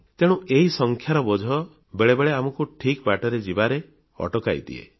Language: Odia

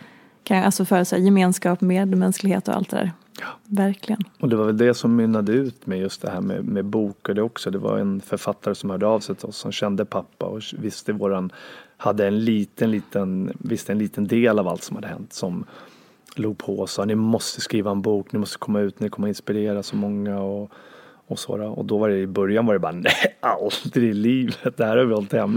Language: Swedish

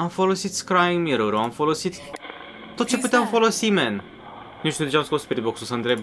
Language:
Romanian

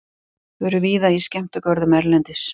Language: Icelandic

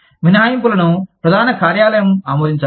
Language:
Telugu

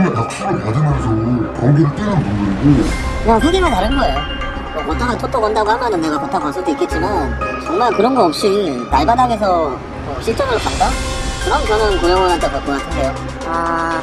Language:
Korean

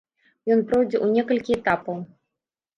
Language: Belarusian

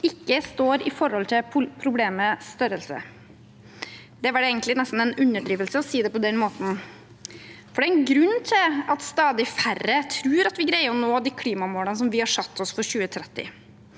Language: Norwegian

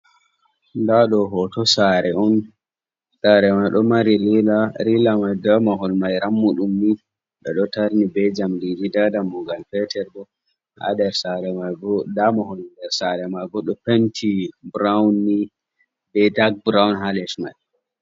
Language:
Fula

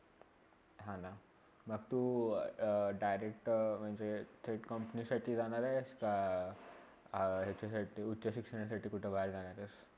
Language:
Marathi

